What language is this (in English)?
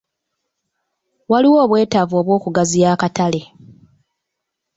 Ganda